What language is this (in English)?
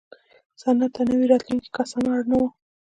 Pashto